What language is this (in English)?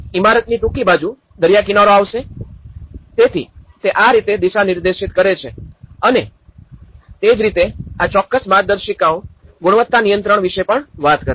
Gujarati